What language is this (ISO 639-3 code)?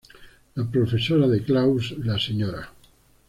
spa